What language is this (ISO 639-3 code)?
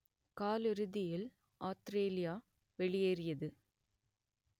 tam